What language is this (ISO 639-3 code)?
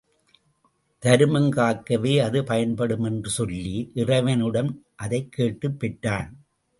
tam